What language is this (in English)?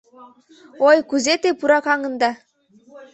Mari